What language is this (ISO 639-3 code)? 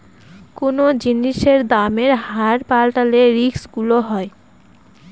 ben